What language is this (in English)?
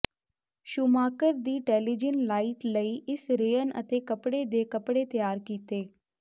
Punjabi